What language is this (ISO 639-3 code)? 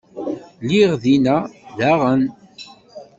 kab